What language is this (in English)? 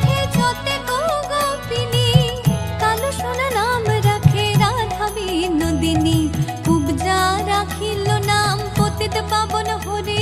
Bangla